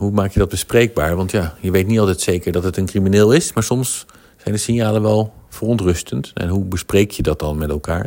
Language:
Dutch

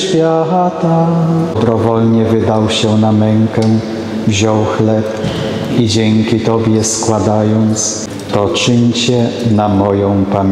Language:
Polish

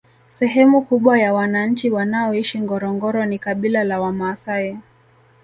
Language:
Swahili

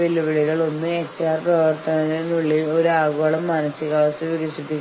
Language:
Malayalam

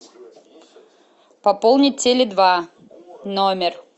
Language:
Russian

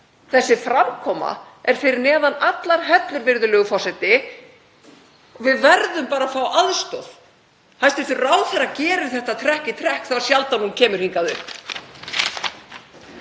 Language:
Icelandic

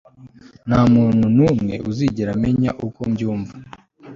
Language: Kinyarwanda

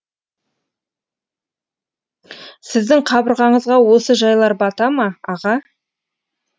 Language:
Kazakh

